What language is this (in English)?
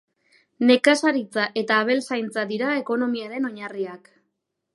Basque